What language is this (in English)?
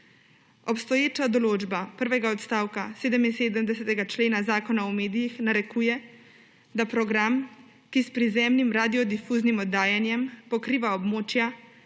Slovenian